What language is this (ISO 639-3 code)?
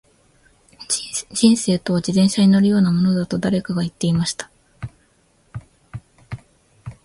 jpn